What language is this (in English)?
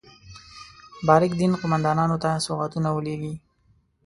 Pashto